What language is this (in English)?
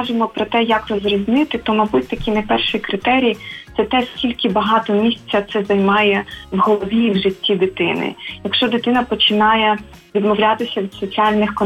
Ukrainian